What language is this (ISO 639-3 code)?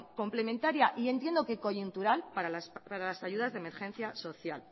spa